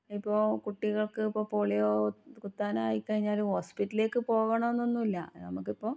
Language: Malayalam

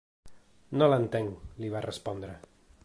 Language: Catalan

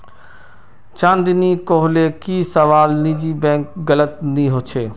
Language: Magahi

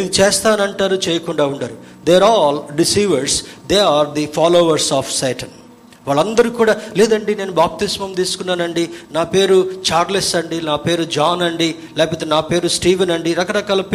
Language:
Telugu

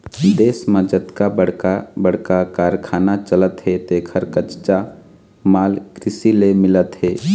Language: Chhattisgarhi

